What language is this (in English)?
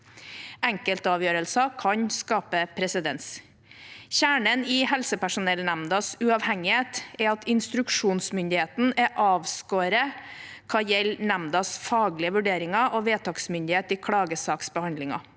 Norwegian